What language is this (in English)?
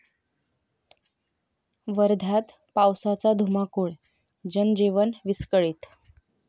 Marathi